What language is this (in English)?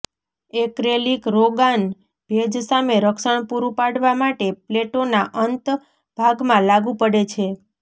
Gujarati